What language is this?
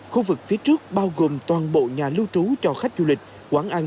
Vietnamese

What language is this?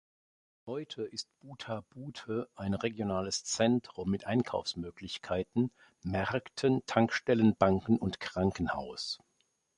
German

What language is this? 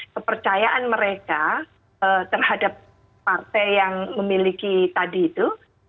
Indonesian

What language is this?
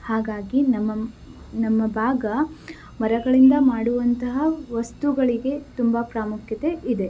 Kannada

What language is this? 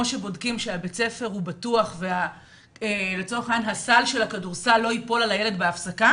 Hebrew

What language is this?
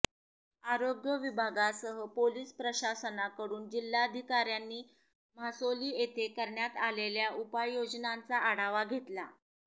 Marathi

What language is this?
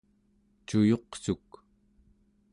Central Yupik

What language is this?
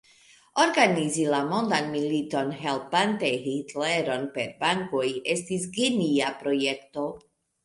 Esperanto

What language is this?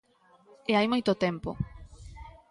Galician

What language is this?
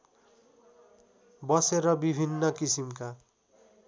Nepali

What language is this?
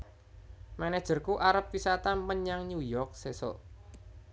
Javanese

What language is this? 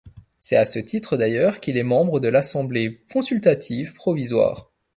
French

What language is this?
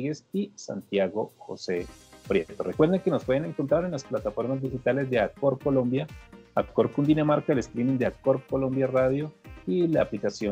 Spanish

